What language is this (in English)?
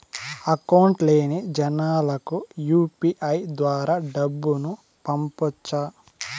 Telugu